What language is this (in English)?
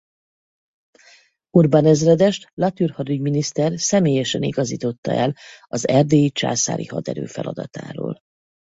Hungarian